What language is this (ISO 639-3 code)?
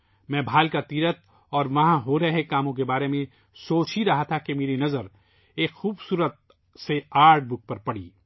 urd